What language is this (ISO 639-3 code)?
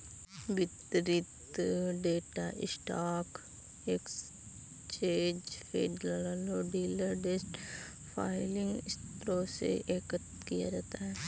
hin